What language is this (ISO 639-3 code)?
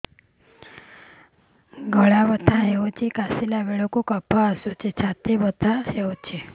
ori